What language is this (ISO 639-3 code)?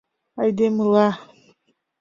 chm